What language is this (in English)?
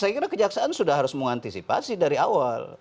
Indonesian